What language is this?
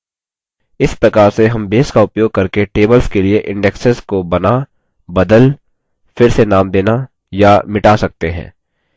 Hindi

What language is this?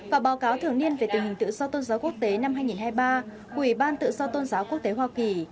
Vietnamese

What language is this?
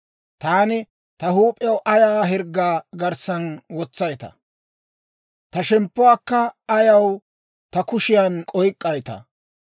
Dawro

